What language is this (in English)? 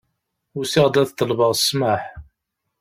Kabyle